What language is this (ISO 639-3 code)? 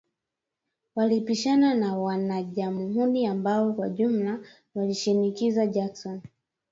swa